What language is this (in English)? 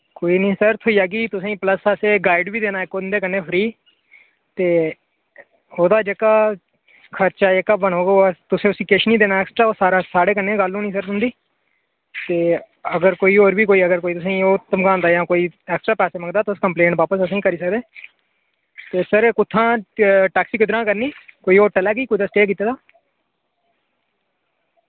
Dogri